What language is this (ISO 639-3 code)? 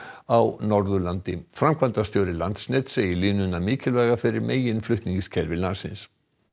isl